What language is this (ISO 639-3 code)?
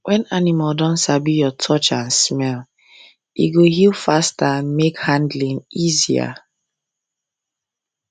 pcm